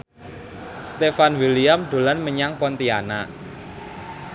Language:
Javanese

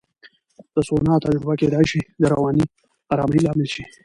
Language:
Pashto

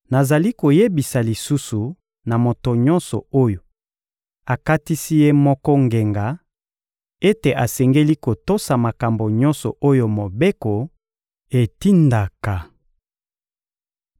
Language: Lingala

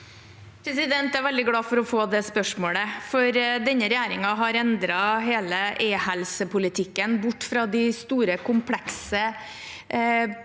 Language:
Norwegian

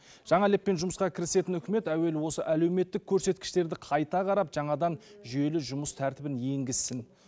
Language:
Kazakh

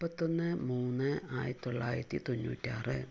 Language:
Malayalam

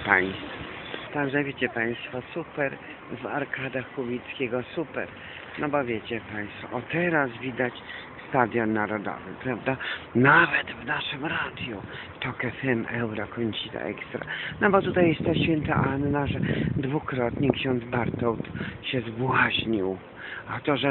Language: Polish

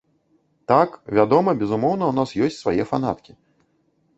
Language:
Belarusian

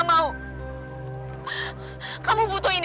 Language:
Indonesian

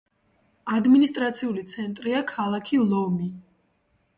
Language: Georgian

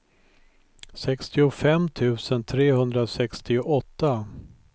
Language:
Swedish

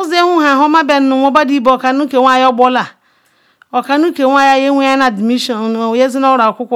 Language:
Ikwere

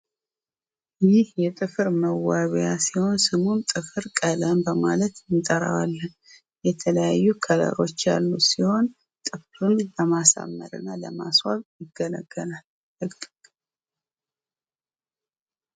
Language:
Amharic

